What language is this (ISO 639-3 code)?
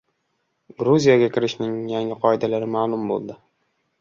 uzb